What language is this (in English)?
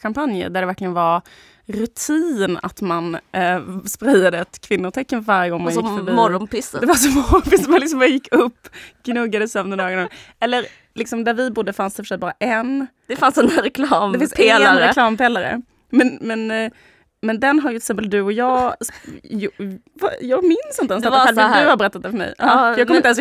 Swedish